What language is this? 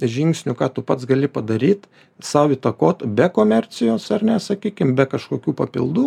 Lithuanian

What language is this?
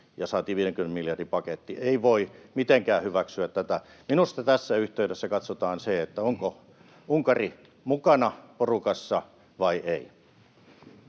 Finnish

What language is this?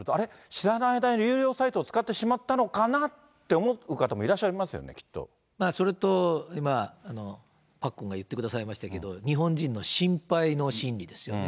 Japanese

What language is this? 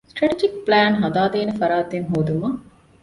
Divehi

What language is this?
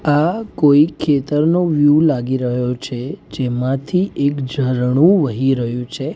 Gujarati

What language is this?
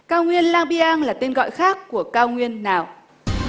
Vietnamese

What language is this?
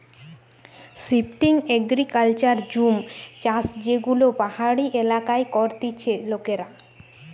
Bangla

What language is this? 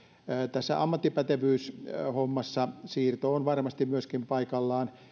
Finnish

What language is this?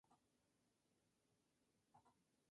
Spanish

